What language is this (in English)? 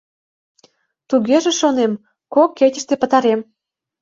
Mari